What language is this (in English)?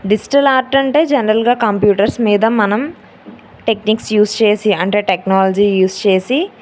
Telugu